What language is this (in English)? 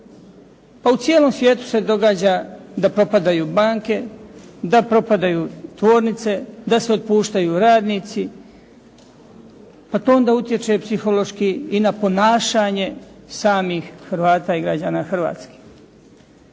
Croatian